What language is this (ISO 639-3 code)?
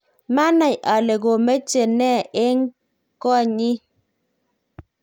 kln